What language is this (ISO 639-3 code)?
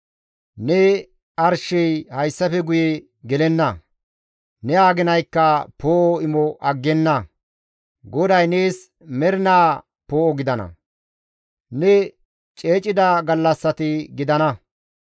gmv